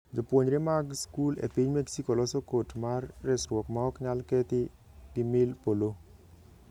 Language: Luo (Kenya and Tanzania)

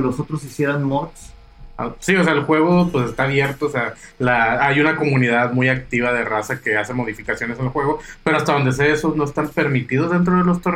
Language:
Spanish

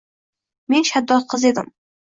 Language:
Uzbek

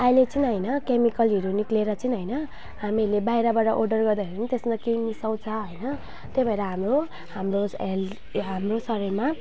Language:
Nepali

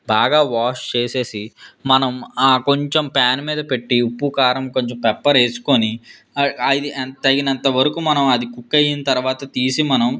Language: Telugu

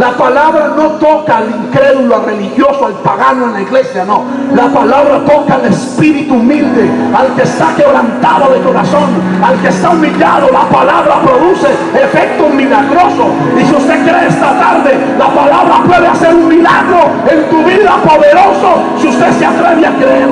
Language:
Spanish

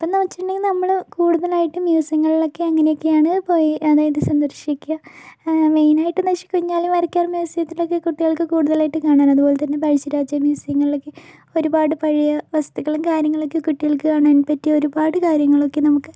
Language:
Malayalam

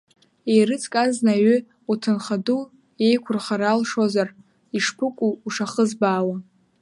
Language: Abkhazian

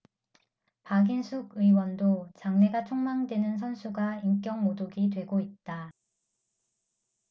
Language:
Korean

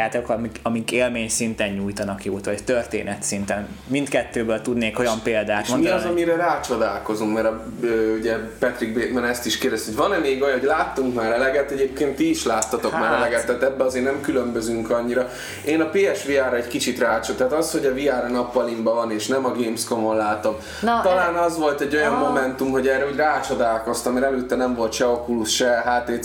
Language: Hungarian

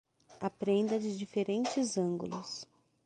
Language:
Portuguese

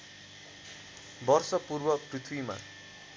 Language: Nepali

